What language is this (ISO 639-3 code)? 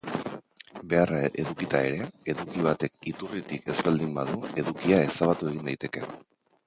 eus